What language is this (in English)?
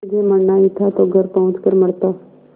Hindi